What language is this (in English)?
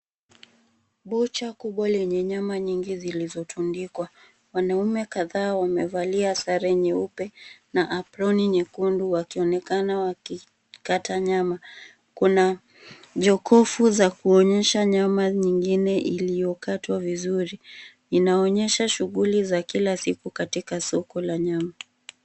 Swahili